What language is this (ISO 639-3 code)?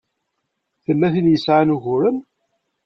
kab